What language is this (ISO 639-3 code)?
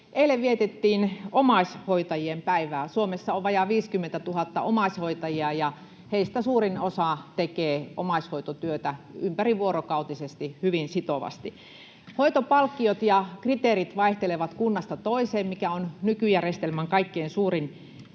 fin